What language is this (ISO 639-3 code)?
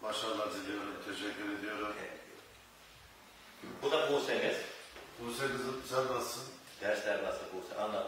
tur